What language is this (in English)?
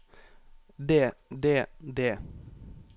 Norwegian